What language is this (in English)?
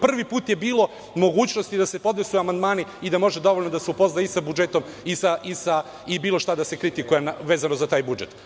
Serbian